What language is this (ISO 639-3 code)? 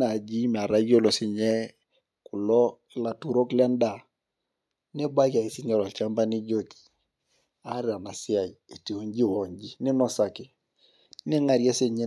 mas